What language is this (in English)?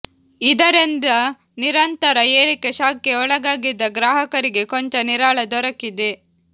Kannada